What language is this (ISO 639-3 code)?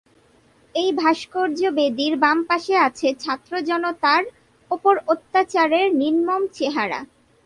ben